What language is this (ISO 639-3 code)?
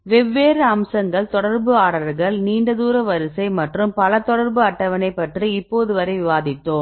tam